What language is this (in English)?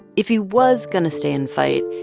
English